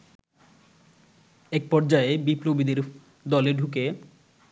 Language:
Bangla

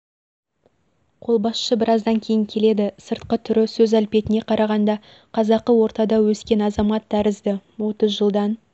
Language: Kazakh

